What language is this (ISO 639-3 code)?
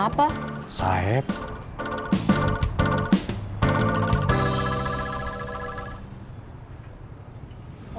ind